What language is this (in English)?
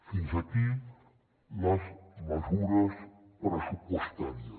Catalan